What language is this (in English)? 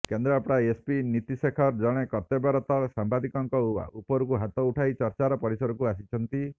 Odia